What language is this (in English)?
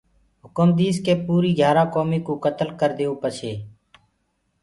Gurgula